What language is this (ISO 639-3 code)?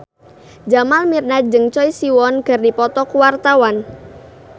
sun